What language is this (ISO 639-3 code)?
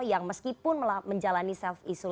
ind